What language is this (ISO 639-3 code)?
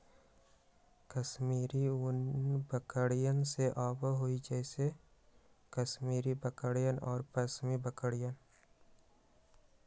mag